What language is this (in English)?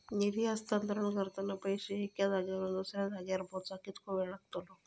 Marathi